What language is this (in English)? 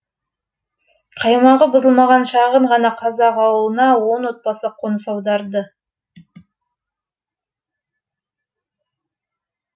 Kazakh